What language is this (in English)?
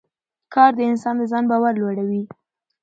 Pashto